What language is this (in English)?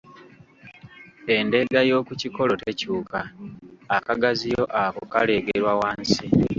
Ganda